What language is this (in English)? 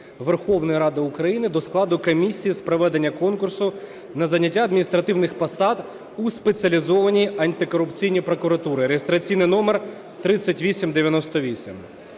Ukrainian